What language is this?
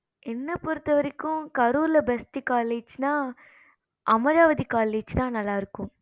Tamil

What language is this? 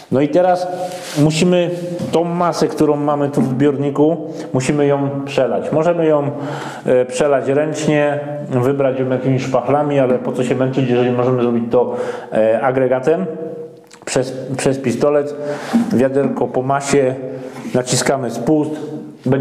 Polish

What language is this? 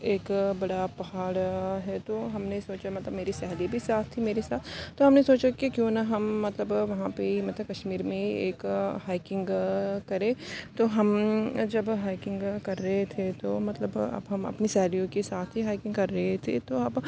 Urdu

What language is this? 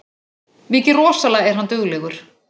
Icelandic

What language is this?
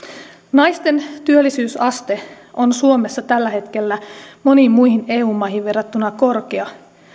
Finnish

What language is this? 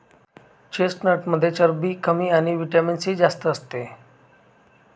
Marathi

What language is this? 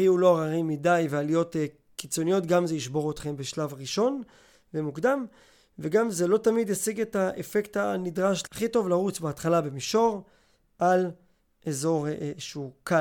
Hebrew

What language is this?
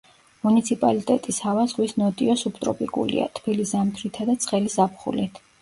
Georgian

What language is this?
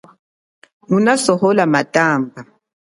Chokwe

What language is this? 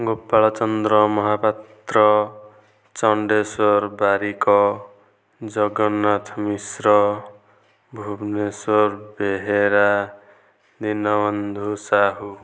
Odia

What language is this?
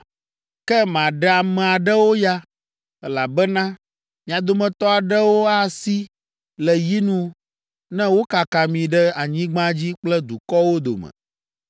Ewe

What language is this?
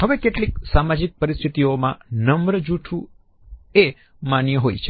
Gujarati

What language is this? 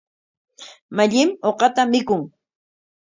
Corongo Ancash Quechua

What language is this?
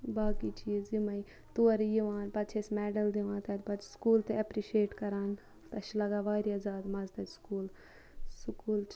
Kashmiri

